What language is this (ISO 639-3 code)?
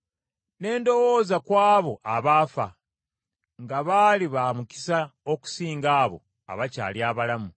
lug